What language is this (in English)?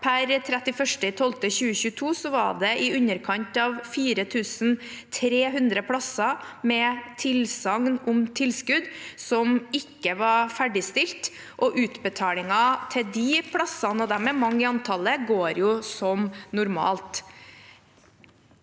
Norwegian